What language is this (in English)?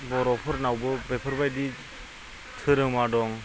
Bodo